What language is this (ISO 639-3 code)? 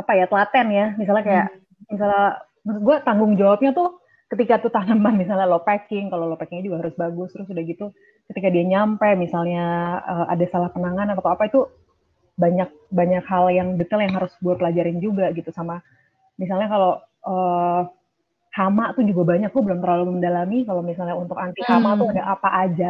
ind